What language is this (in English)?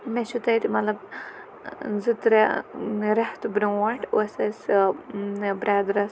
Kashmiri